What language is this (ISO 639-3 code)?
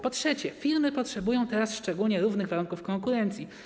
pol